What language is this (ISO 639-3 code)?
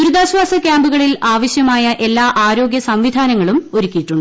mal